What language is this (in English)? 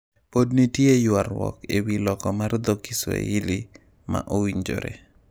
Luo (Kenya and Tanzania)